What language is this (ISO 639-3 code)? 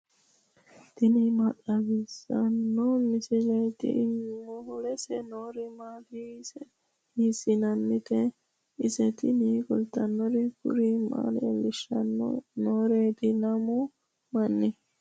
sid